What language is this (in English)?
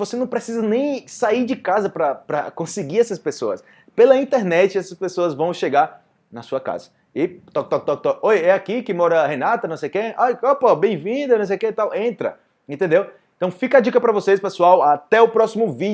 Portuguese